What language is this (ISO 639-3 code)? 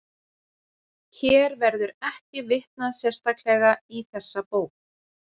isl